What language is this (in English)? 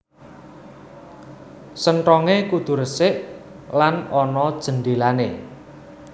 Javanese